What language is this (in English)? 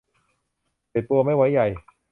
Thai